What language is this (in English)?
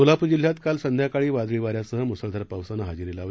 Marathi